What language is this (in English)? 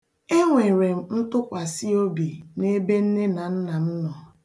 Igbo